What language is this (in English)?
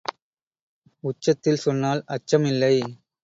Tamil